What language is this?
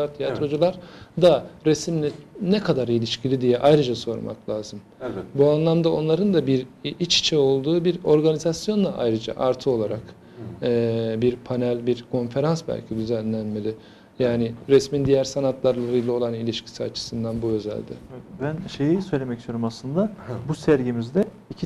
Turkish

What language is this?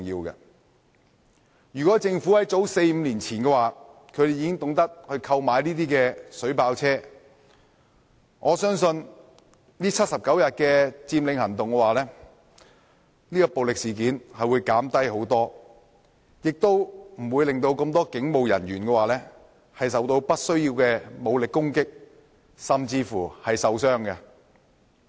Cantonese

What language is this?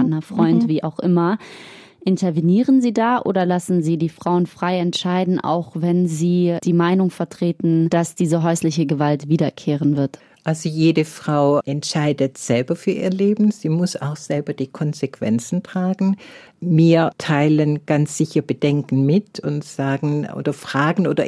German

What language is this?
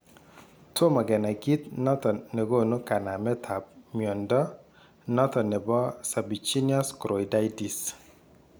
Kalenjin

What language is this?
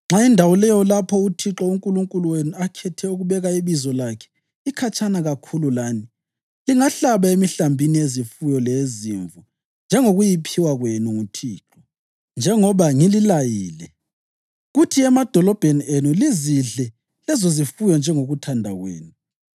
North Ndebele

